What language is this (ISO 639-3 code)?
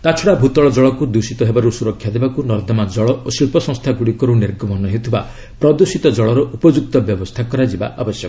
ori